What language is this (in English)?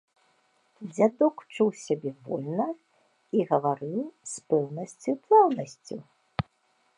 Belarusian